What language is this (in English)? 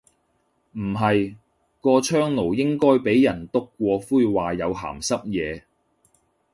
Cantonese